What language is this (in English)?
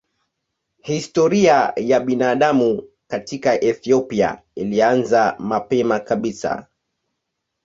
Swahili